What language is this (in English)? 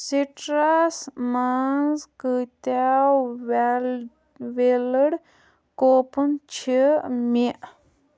Kashmiri